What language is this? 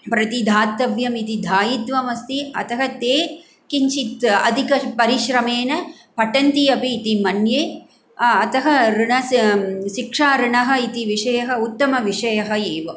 Sanskrit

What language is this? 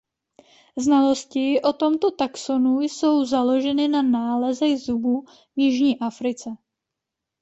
Czech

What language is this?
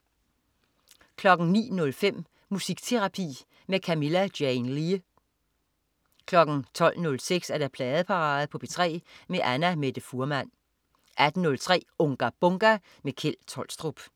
Danish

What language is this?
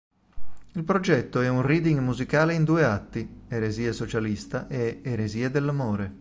Italian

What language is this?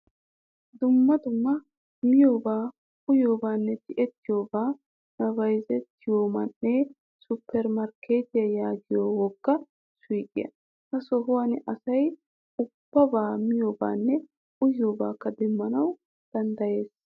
Wolaytta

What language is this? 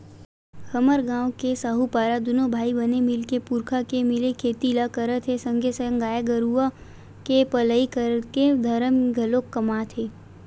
Chhattisgarhi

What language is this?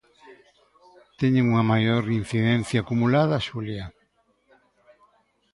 Galician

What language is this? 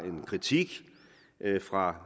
Danish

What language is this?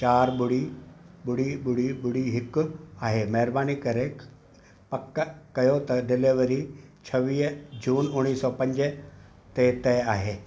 Sindhi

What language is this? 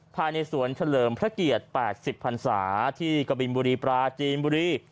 Thai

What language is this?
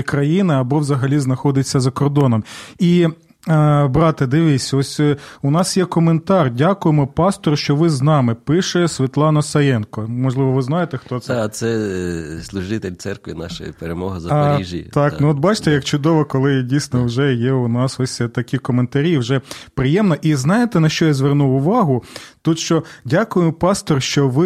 Ukrainian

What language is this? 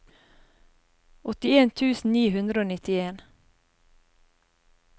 Norwegian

